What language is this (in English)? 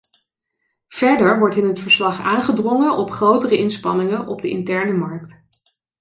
Dutch